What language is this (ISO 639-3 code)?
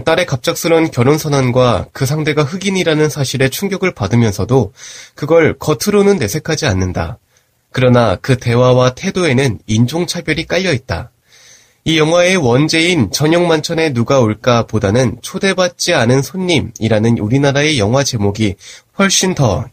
kor